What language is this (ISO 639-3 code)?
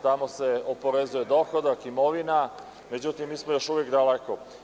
srp